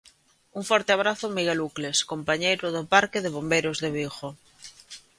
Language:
Galician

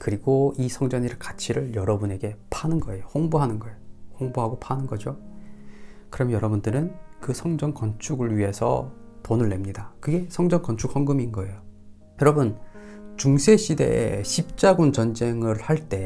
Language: Korean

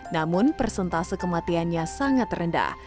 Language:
Indonesian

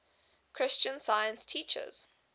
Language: English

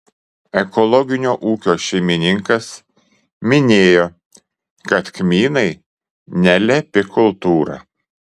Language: Lithuanian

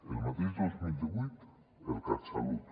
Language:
Catalan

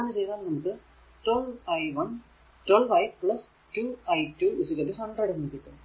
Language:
Malayalam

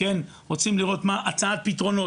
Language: Hebrew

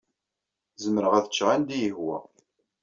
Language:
Kabyle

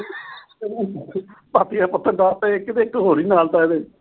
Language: Punjabi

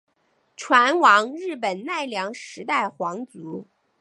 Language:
Chinese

